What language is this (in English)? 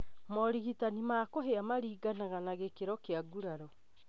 Kikuyu